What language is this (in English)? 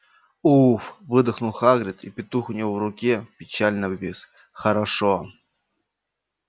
Russian